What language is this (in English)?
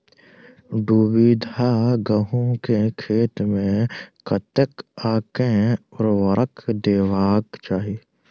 Maithili